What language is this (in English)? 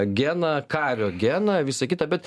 Lithuanian